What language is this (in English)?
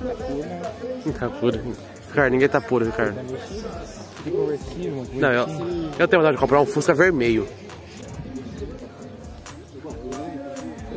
Portuguese